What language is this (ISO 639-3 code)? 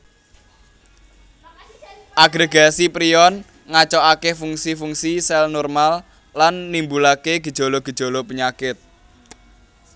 jav